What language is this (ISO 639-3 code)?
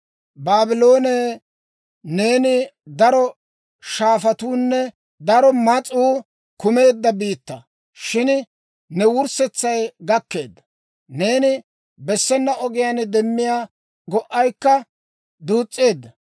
dwr